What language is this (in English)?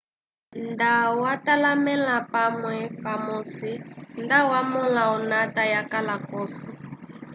Umbundu